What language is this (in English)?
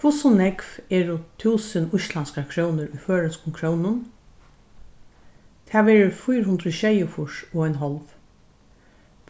Faroese